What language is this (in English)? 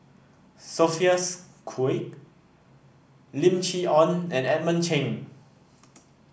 English